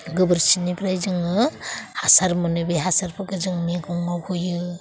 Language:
Bodo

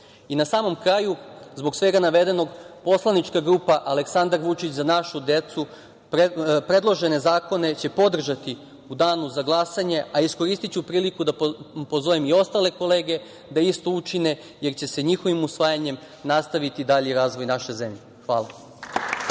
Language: Serbian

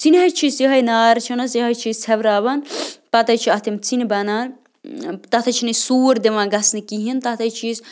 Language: Kashmiri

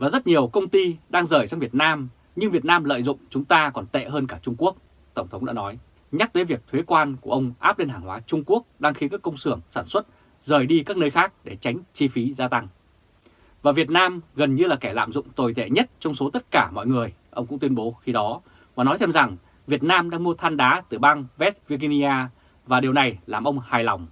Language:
Vietnamese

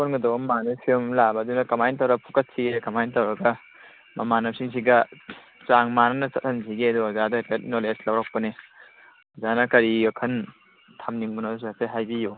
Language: Manipuri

